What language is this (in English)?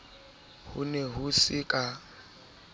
Southern Sotho